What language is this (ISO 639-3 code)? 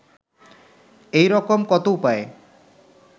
ben